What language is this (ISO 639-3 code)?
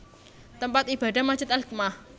jav